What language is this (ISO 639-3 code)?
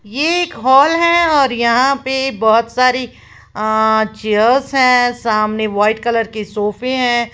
hin